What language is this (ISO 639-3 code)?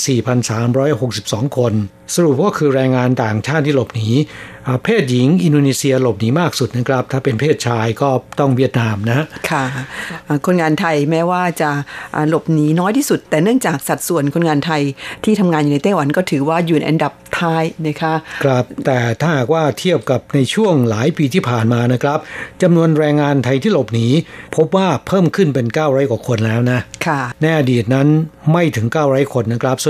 tha